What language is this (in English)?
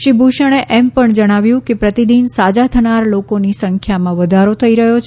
Gujarati